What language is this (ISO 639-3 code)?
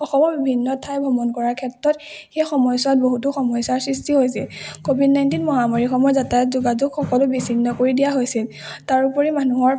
asm